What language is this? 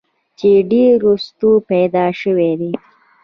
Pashto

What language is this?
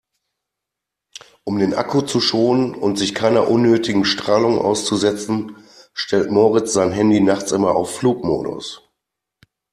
German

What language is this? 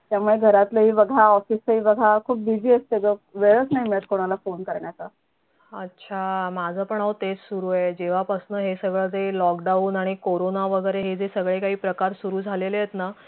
Marathi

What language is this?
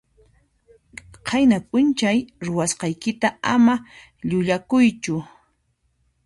Puno Quechua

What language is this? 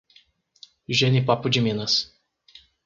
Portuguese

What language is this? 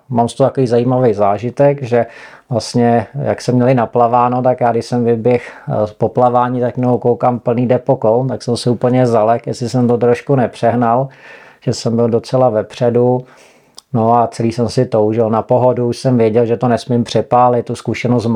Czech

